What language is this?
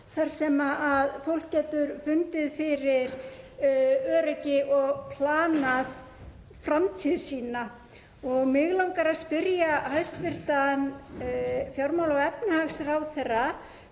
Icelandic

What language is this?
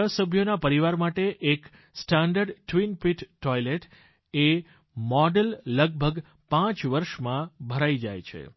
Gujarati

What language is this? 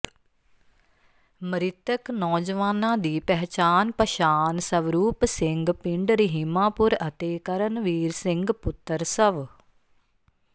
Punjabi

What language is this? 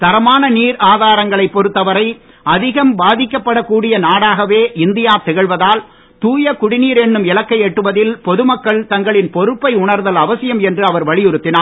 Tamil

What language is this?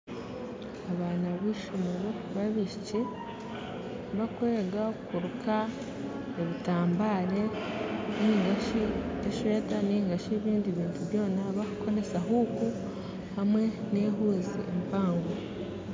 Nyankole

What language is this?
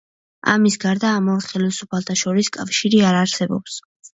Georgian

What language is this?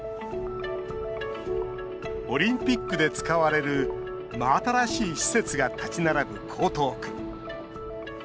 Japanese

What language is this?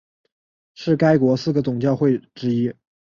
Chinese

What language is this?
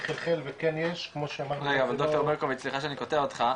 Hebrew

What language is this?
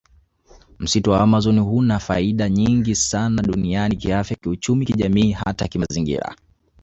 Swahili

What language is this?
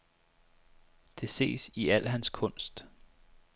Danish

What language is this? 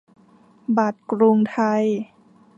Thai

